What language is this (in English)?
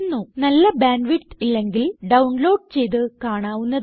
Malayalam